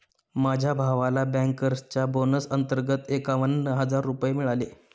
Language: Marathi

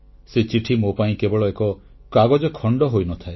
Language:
Odia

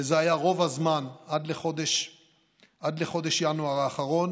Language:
Hebrew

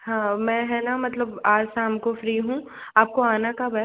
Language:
Hindi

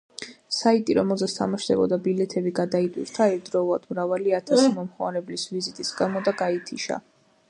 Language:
Georgian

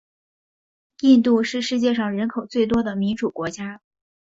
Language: Chinese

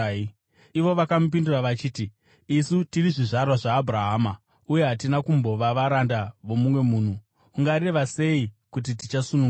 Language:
Shona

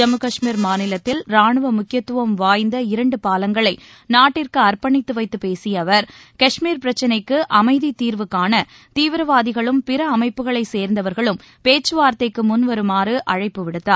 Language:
Tamil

